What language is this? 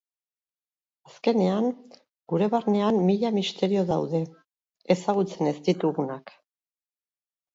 Basque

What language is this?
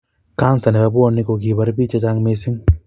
Kalenjin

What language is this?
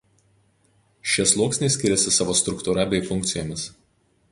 Lithuanian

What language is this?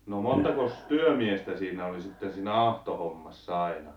Finnish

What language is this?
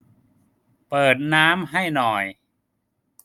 Thai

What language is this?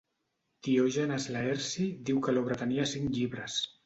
Catalan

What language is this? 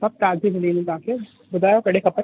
Sindhi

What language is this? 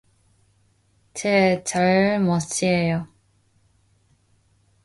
Korean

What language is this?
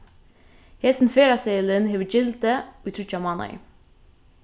Faroese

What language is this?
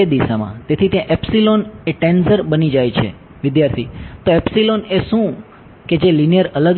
Gujarati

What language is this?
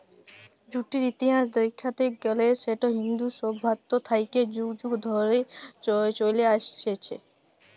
Bangla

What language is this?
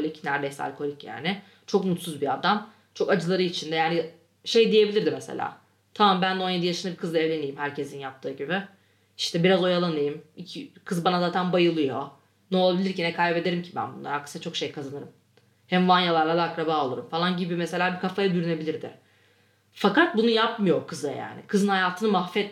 Turkish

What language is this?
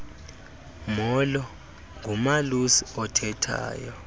Xhosa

